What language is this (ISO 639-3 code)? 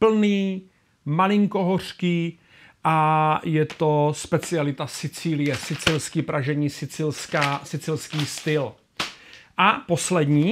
ces